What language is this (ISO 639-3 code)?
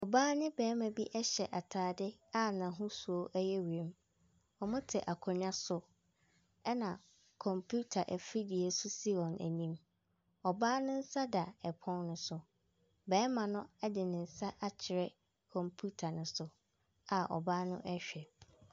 aka